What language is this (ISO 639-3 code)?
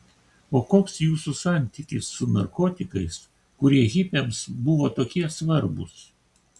lit